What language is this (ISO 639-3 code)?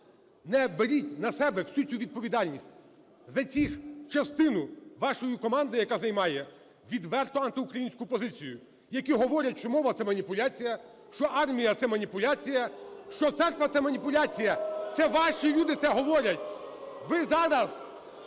ukr